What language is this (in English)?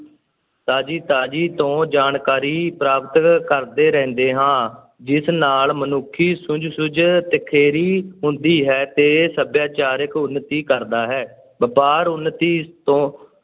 Punjabi